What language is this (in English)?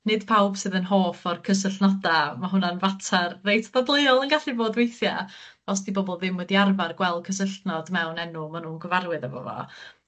Welsh